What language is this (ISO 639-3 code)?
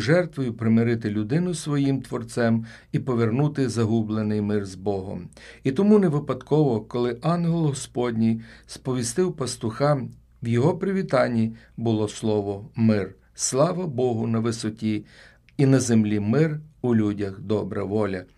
ukr